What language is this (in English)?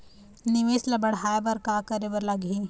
Chhattisgarhi